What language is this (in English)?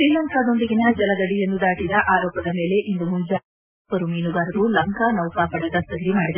Kannada